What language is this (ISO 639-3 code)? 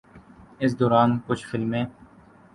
urd